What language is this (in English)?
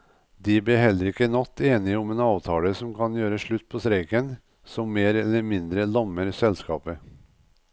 Norwegian